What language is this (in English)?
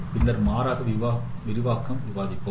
Tamil